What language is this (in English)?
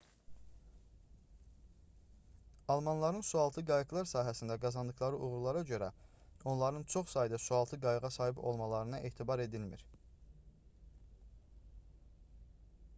Azerbaijani